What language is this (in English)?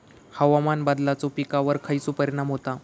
Marathi